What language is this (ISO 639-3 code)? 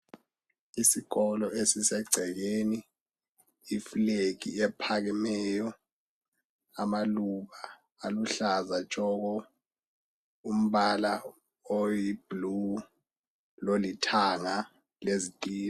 nde